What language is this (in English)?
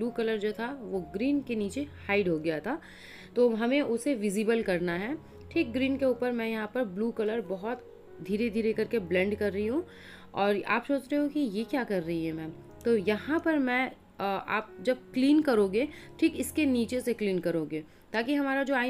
Hindi